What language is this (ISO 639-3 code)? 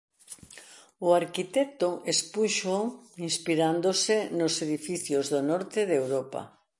glg